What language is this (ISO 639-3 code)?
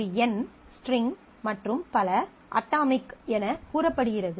tam